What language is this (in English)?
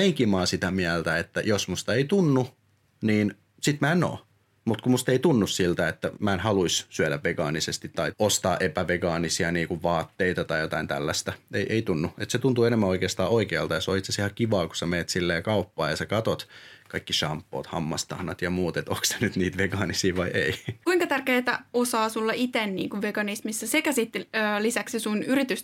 Finnish